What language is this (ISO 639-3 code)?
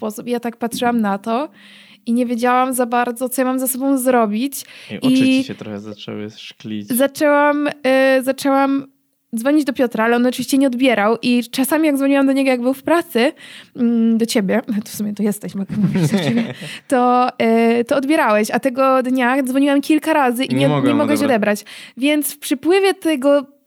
pol